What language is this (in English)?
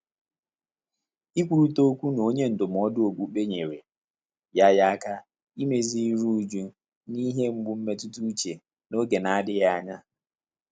Igbo